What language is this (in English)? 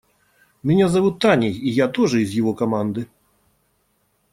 Russian